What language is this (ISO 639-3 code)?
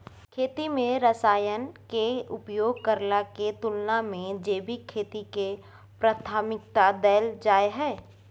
mai